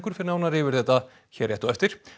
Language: Icelandic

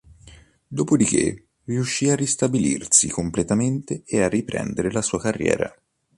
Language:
Italian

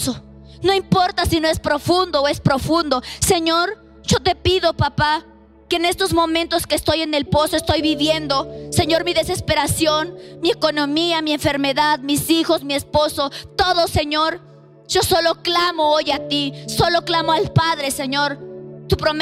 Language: Spanish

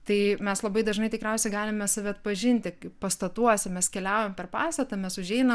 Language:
Lithuanian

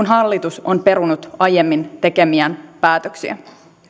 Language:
Finnish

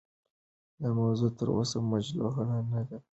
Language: Pashto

